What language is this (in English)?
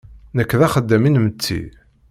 Kabyle